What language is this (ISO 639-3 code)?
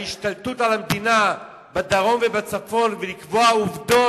heb